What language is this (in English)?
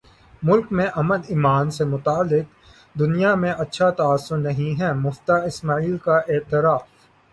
Urdu